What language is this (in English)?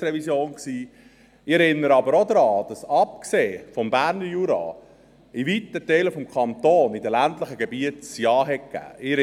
Swiss German